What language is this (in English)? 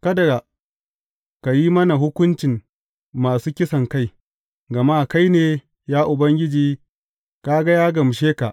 Hausa